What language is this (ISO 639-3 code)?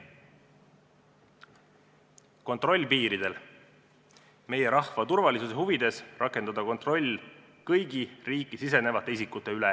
est